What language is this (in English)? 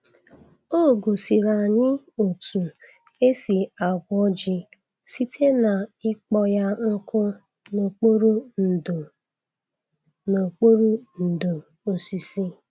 Igbo